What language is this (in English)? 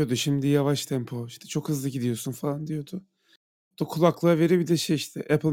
Turkish